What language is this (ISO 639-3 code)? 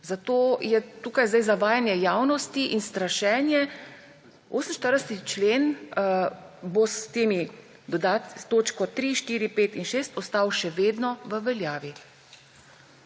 slv